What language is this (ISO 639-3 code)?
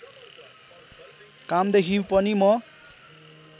nep